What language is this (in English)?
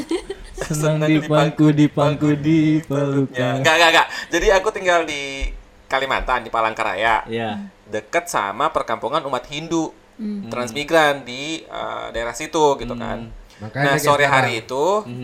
Indonesian